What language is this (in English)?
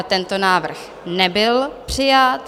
Czech